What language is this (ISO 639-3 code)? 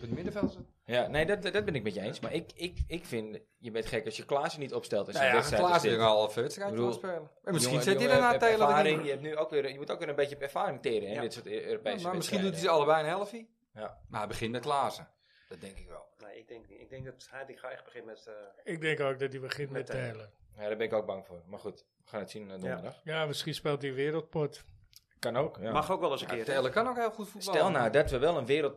nld